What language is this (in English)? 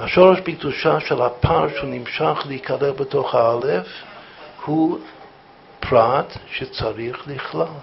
Hebrew